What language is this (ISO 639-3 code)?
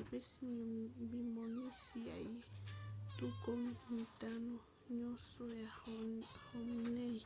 lin